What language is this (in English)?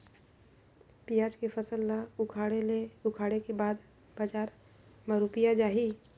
Chhattisgarhi